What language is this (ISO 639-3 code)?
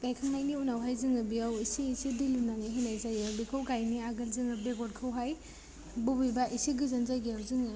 brx